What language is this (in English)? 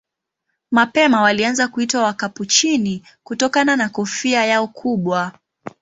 Swahili